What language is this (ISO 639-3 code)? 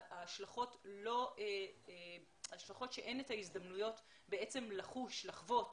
heb